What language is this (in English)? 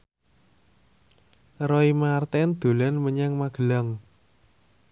Javanese